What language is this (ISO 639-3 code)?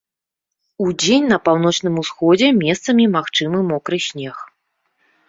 bel